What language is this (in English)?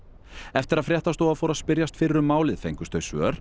Icelandic